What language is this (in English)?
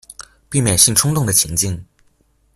Chinese